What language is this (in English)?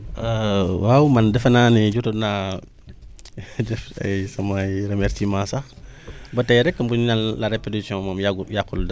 Wolof